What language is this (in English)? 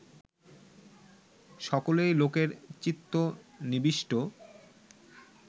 Bangla